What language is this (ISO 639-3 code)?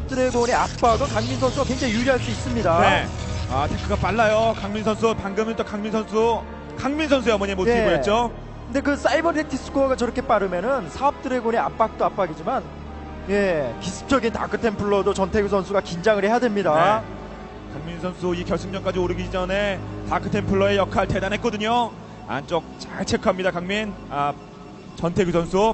kor